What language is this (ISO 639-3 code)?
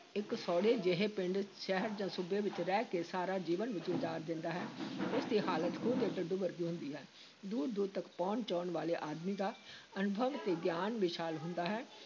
pan